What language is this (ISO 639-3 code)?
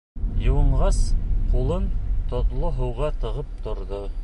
bak